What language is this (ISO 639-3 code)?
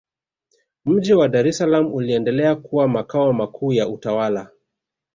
swa